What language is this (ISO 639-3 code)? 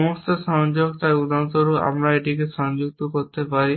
ben